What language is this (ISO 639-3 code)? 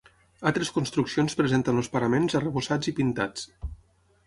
cat